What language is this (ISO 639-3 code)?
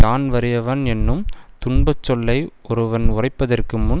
tam